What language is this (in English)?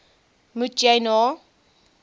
Afrikaans